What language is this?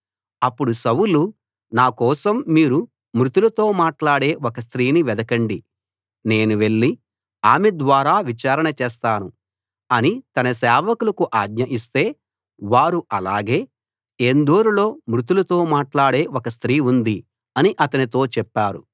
Telugu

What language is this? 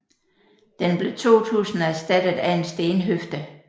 Danish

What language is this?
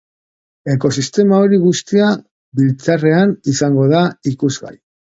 Basque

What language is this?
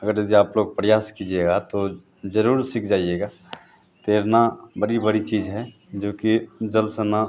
Hindi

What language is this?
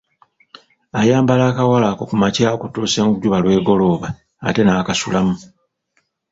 Ganda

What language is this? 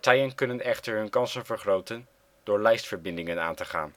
Dutch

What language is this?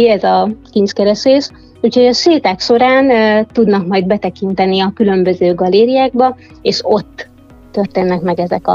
Hungarian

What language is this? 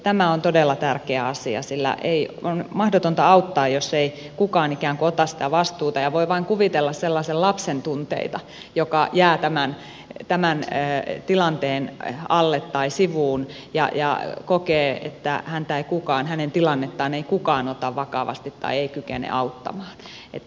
Finnish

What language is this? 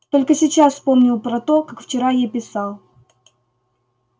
Russian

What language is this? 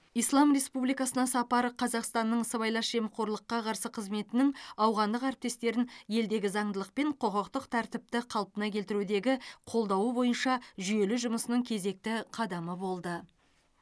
Kazakh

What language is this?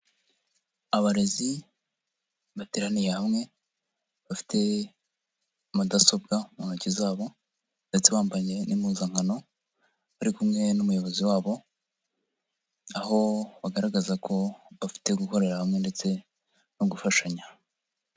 Kinyarwanda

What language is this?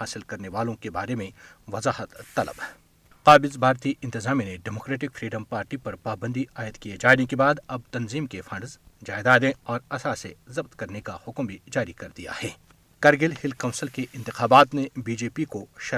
Urdu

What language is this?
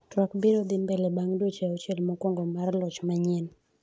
Luo (Kenya and Tanzania)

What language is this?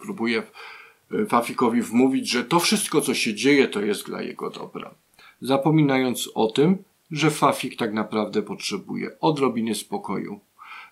Polish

